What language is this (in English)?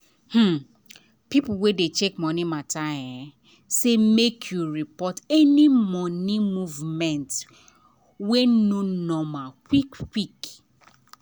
Nigerian Pidgin